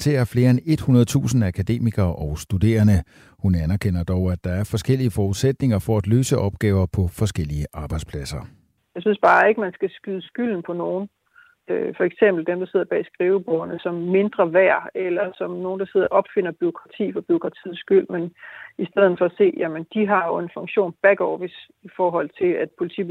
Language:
Danish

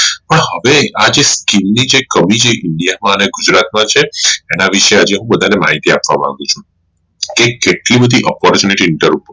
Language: Gujarati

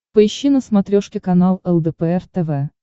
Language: Russian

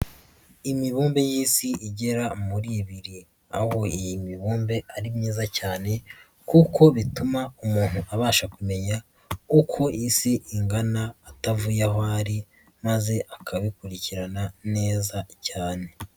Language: Kinyarwanda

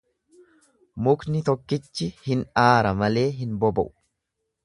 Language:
Oromo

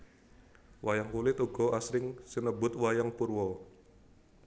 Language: Javanese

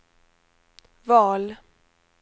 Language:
Swedish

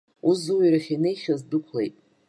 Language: Abkhazian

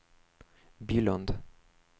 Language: Swedish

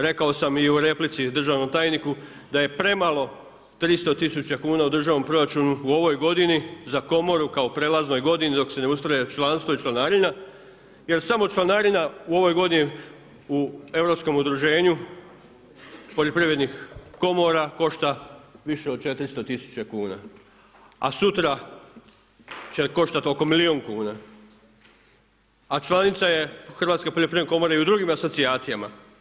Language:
Croatian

